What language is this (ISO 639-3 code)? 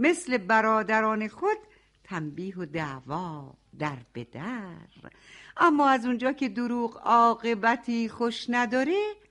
fas